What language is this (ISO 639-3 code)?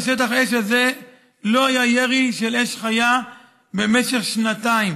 heb